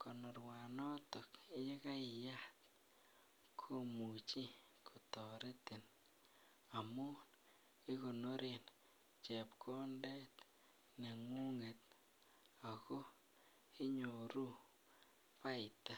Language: Kalenjin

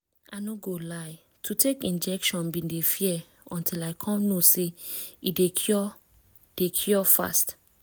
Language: Nigerian Pidgin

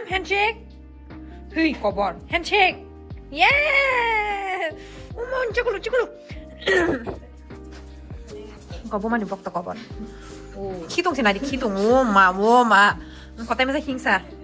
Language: Indonesian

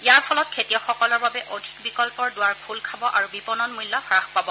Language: Assamese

